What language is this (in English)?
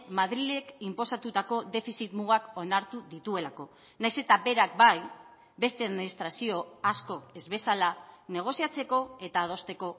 Basque